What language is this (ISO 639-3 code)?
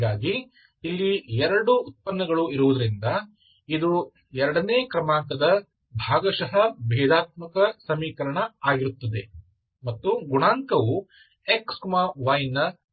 kan